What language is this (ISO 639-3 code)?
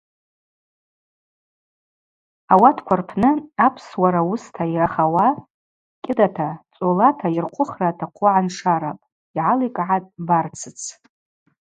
abq